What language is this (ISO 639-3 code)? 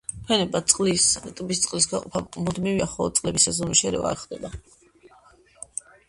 kat